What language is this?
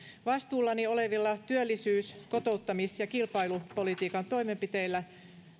Finnish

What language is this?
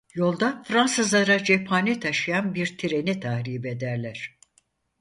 Turkish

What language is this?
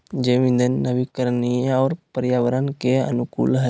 Magahi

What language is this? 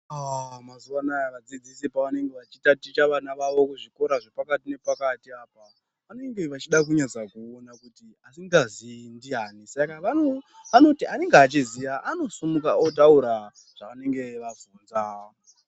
Ndau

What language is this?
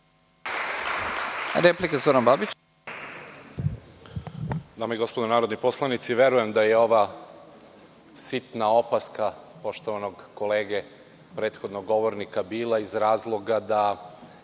Serbian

